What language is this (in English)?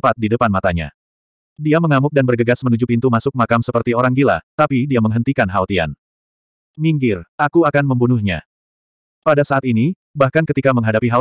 Indonesian